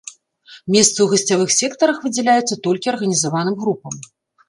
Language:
Belarusian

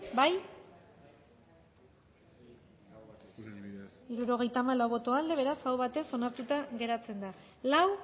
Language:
Basque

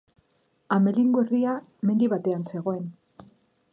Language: Basque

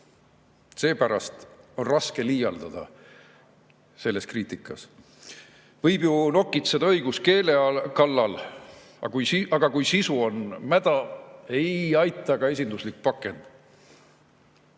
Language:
Estonian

